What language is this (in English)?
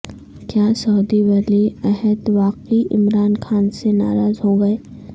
Urdu